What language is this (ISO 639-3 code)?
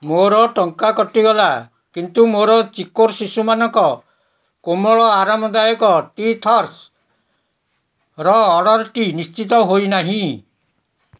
ori